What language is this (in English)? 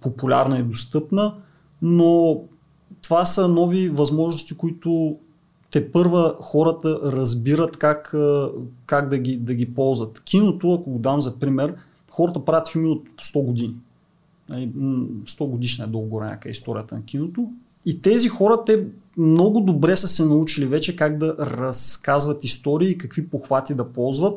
Bulgarian